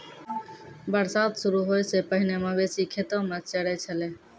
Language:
Maithili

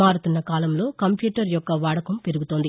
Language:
Telugu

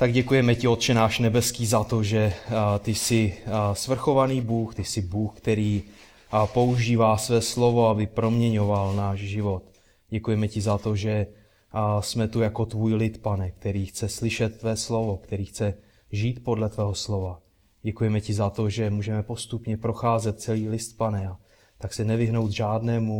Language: Czech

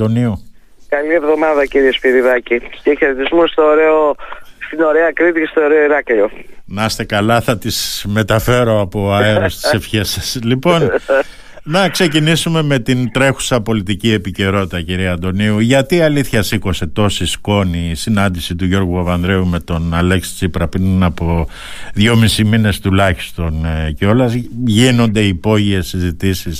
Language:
Greek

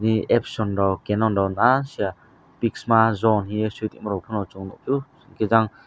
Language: Kok Borok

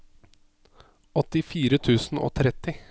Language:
Norwegian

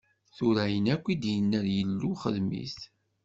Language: Kabyle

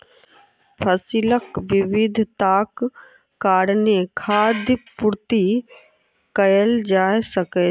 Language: Maithili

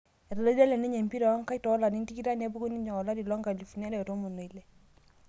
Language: Masai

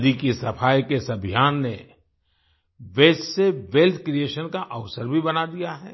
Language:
Hindi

